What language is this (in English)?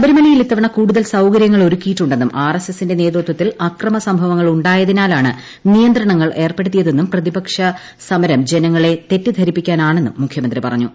Malayalam